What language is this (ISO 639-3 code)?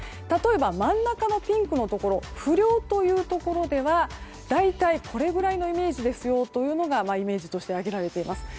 jpn